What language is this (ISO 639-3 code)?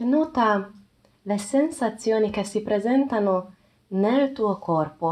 ita